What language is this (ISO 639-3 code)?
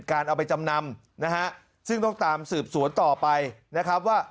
tha